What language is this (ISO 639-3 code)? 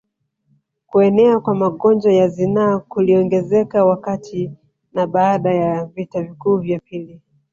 swa